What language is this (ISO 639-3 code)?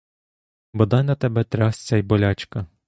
ukr